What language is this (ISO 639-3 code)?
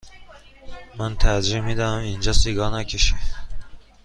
fas